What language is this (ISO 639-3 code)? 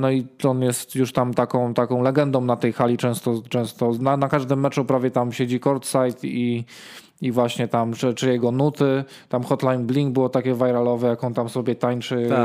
pol